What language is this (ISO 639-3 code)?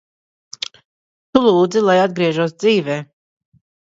lav